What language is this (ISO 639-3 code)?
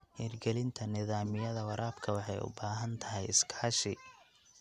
som